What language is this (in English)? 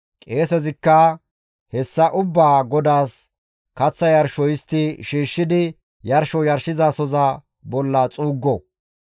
Gamo